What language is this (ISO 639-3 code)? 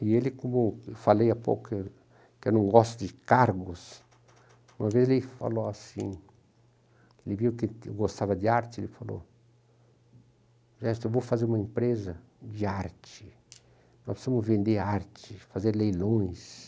por